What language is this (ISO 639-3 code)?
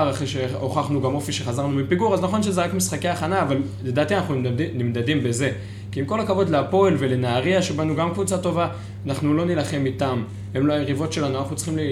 heb